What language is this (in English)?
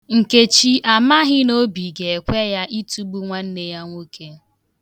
Igbo